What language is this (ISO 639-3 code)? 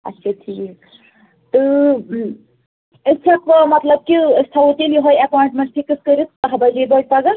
kas